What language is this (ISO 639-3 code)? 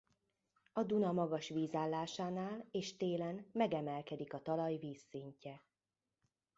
hun